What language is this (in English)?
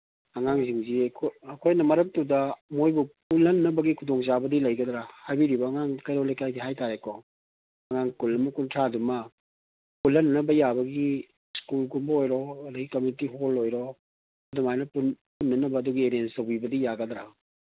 Manipuri